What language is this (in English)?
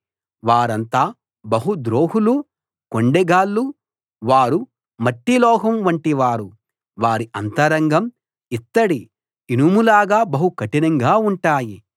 Telugu